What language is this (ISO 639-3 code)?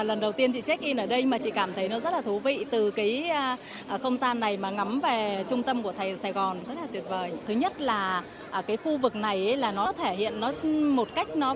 vie